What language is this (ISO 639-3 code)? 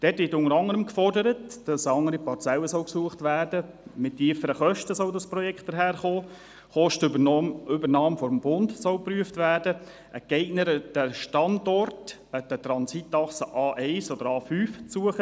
gsw